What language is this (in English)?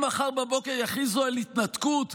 Hebrew